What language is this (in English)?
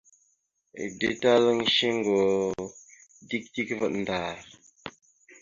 Mada (Cameroon)